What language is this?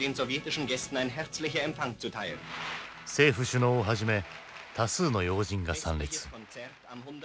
Japanese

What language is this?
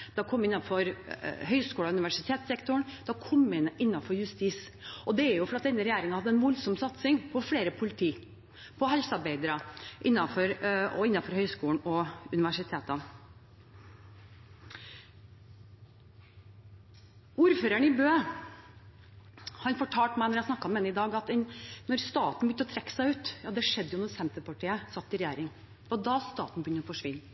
Norwegian Bokmål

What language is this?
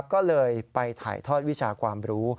Thai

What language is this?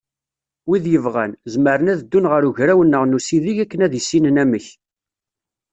Kabyle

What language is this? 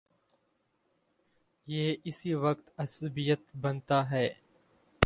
Urdu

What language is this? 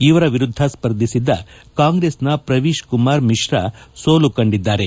Kannada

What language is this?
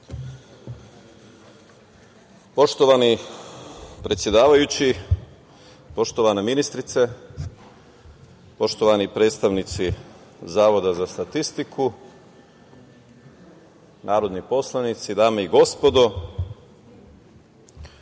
Serbian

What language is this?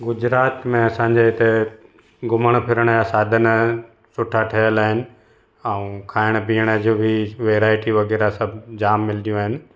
Sindhi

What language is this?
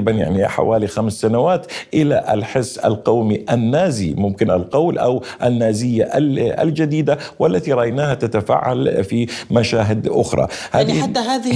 Arabic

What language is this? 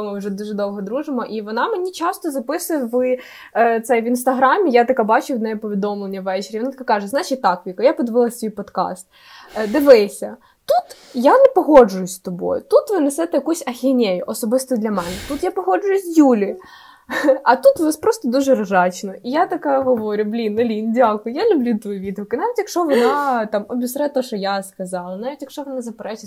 Ukrainian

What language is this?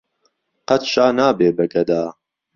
Central Kurdish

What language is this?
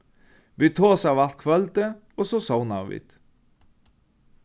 Faroese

